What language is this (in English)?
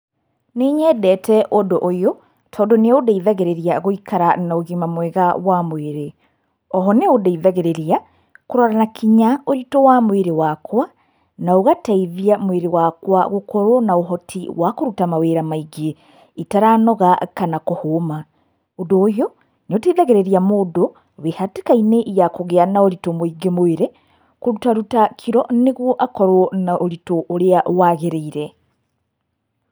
Kikuyu